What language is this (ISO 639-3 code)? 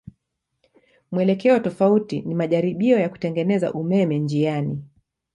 swa